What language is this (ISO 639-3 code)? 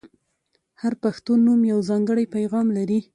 pus